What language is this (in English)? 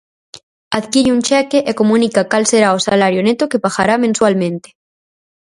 Galician